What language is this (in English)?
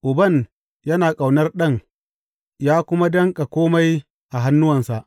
Hausa